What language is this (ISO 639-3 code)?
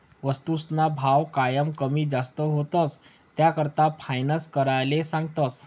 mar